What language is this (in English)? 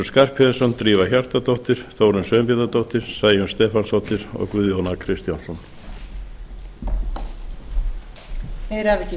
Icelandic